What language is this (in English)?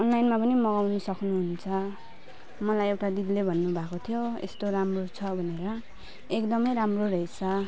Nepali